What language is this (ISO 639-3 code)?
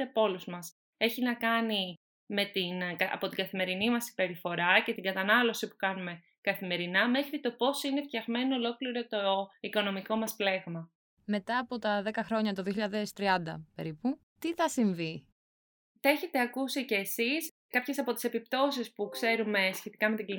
ell